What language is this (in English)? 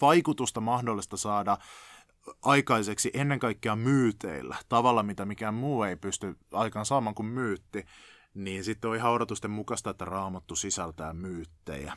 Finnish